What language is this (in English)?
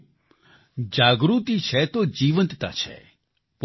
Gujarati